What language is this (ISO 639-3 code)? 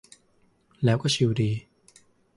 tha